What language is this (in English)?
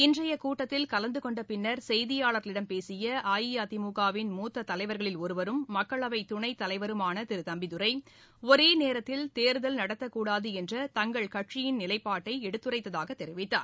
Tamil